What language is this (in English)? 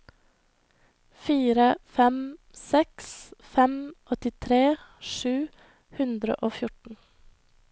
Norwegian